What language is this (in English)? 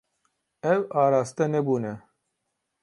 Kurdish